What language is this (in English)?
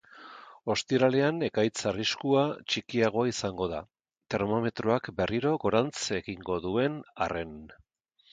Basque